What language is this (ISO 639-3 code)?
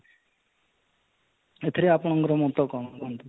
ori